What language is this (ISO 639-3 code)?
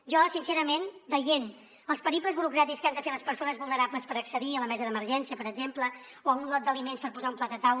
cat